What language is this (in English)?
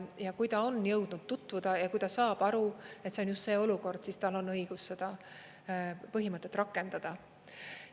Estonian